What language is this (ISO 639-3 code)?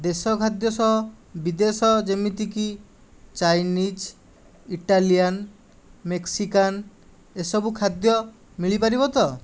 ori